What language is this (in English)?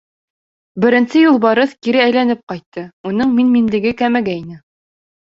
Bashkir